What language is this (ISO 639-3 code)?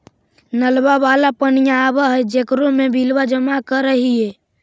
mag